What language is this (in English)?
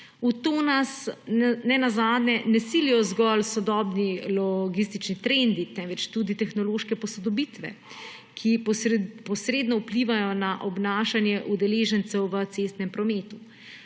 Slovenian